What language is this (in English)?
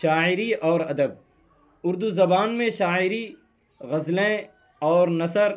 Urdu